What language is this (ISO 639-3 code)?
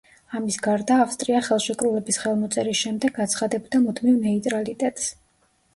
kat